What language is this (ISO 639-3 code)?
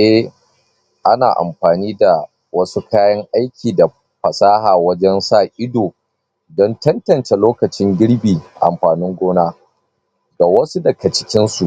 hau